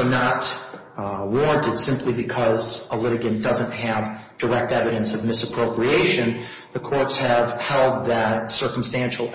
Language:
English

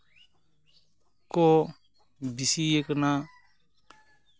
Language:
Santali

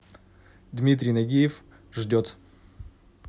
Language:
Russian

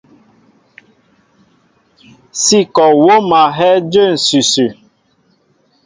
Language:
Mbo (Cameroon)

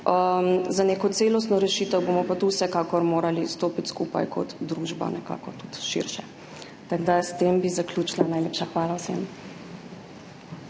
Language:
Slovenian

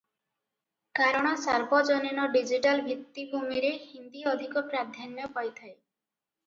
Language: Odia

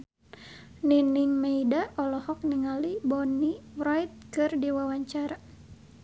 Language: Sundanese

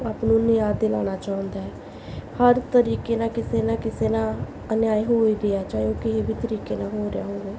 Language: Punjabi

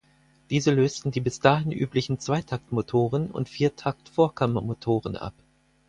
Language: German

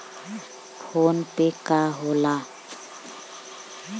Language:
Bhojpuri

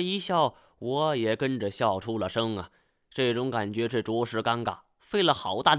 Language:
Chinese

